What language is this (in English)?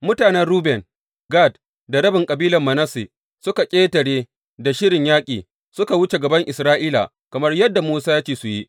Hausa